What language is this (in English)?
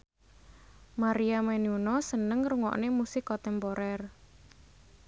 Javanese